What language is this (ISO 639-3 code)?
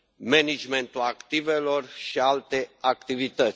ron